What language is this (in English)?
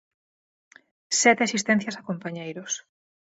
Galician